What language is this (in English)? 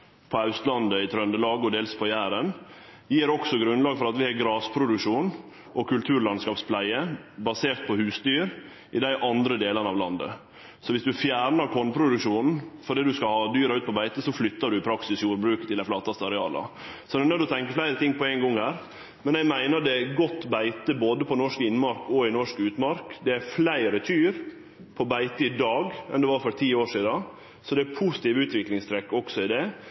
Norwegian Nynorsk